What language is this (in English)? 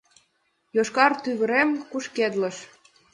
Mari